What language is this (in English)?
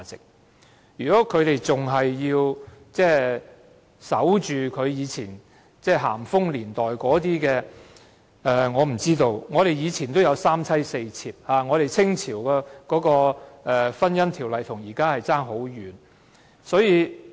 Cantonese